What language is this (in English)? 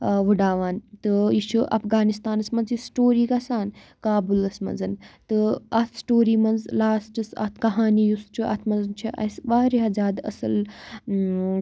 Kashmiri